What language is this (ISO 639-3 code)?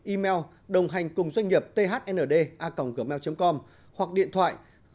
vie